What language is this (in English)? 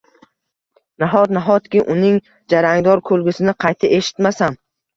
Uzbek